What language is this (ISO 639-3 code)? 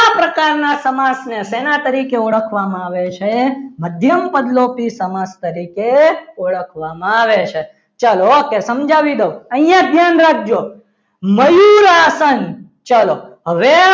guj